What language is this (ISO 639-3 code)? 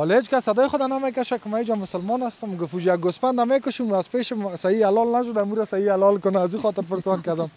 fas